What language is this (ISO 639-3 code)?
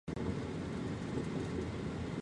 zho